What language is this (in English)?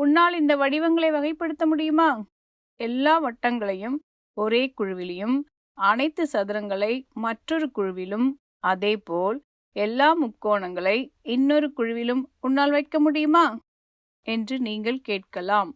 English